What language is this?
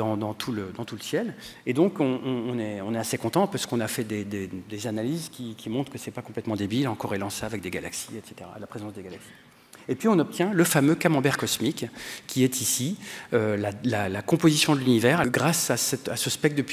French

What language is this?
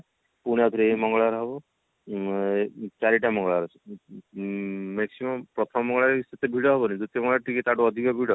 Odia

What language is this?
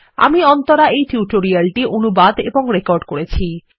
Bangla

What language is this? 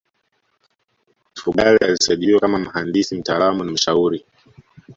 Swahili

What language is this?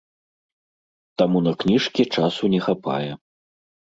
Belarusian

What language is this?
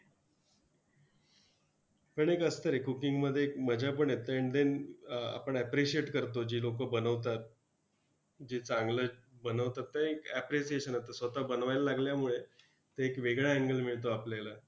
Marathi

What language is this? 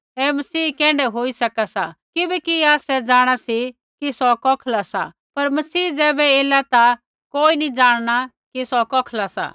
Kullu Pahari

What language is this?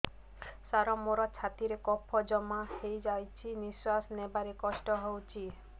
Odia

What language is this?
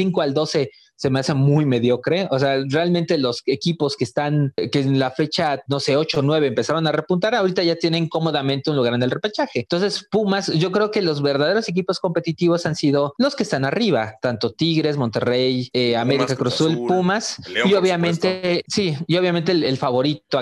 Spanish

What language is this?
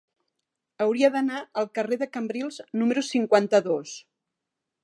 Catalan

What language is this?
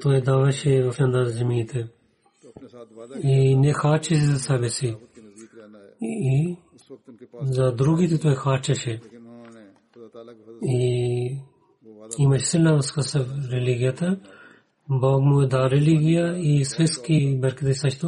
Bulgarian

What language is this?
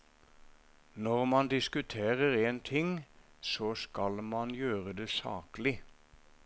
Norwegian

